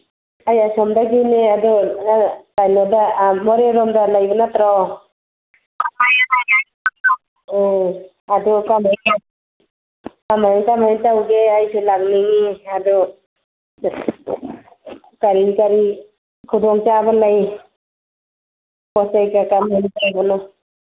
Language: Manipuri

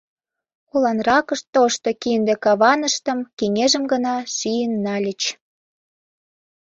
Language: Mari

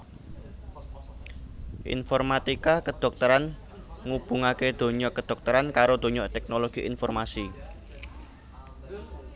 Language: Javanese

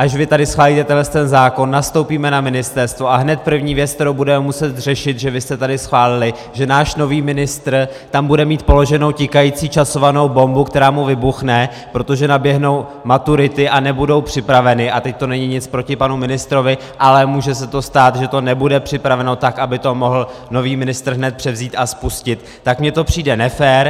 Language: Czech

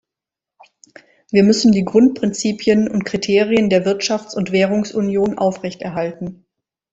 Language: German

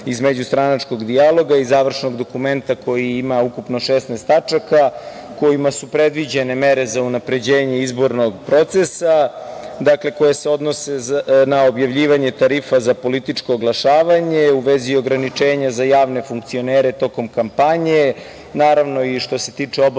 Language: Serbian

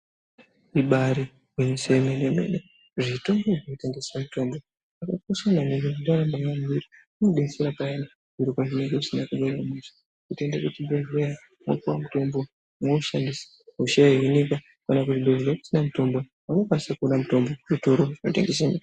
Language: Ndau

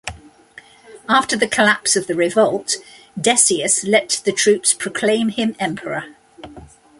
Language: English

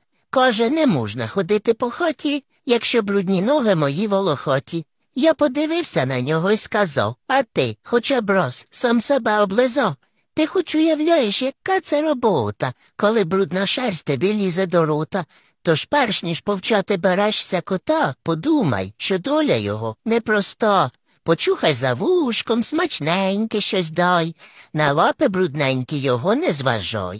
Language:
Ukrainian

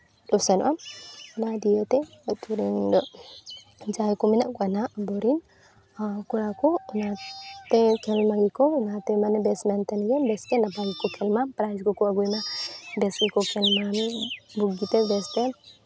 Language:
Santali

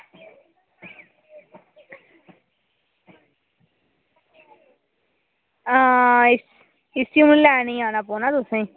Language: Dogri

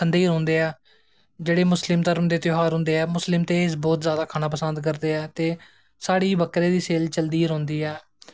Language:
Dogri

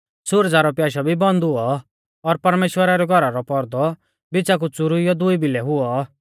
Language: Mahasu Pahari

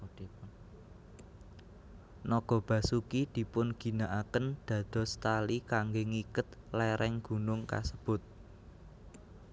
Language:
Javanese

